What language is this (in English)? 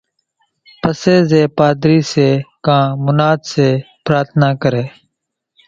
Kachi Koli